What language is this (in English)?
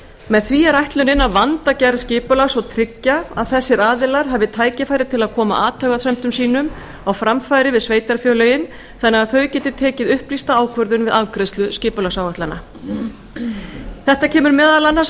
Icelandic